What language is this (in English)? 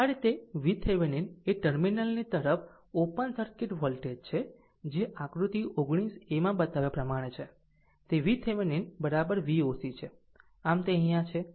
Gujarati